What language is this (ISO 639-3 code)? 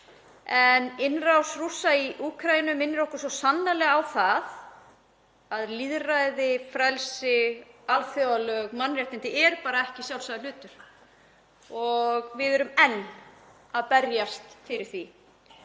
isl